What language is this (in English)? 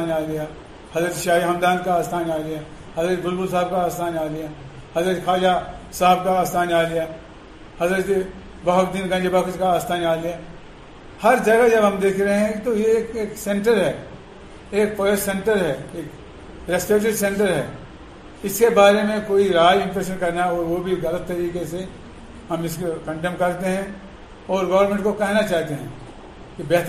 Urdu